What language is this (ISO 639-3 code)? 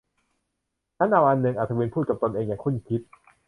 tha